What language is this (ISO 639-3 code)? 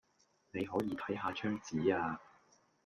yue